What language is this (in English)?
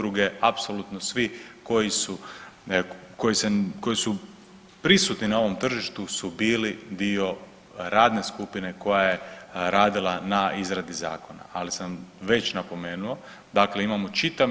Croatian